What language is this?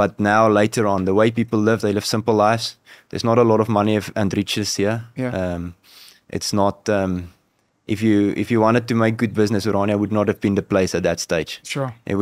English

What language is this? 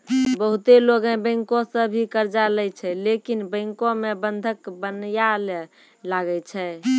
Maithili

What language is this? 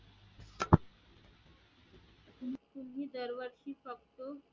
Marathi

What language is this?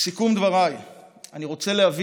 Hebrew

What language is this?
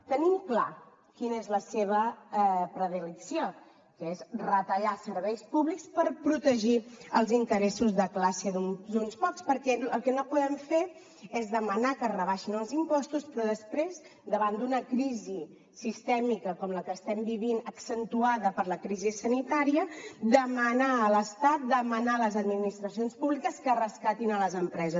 Catalan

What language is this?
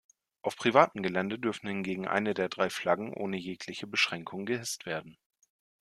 German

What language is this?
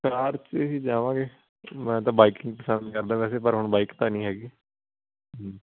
Punjabi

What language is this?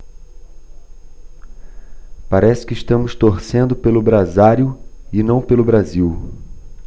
Portuguese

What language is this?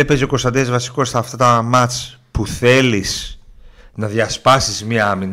Greek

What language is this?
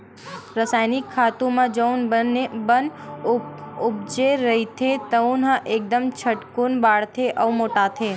Chhattisgarhi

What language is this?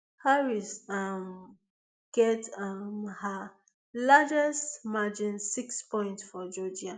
Nigerian Pidgin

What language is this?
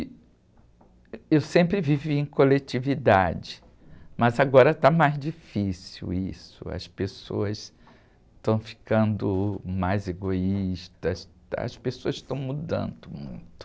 Portuguese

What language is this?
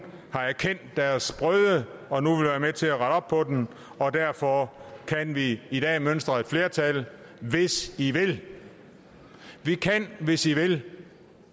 Danish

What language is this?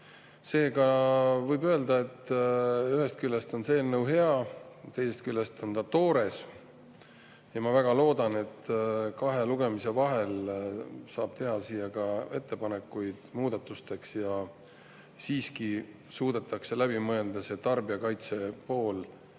Estonian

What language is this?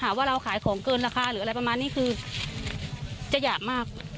Thai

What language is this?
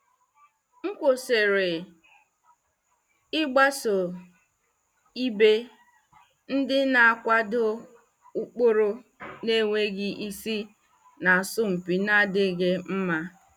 Igbo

